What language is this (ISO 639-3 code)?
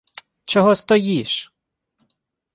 ukr